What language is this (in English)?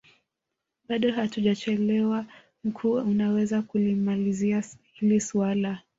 Swahili